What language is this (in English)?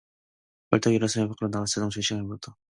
Korean